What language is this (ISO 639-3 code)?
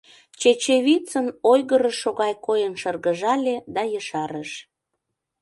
chm